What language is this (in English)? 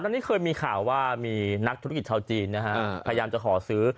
Thai